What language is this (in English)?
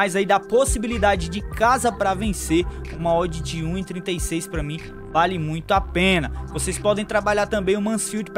Portuguese